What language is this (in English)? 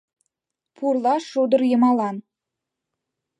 Mari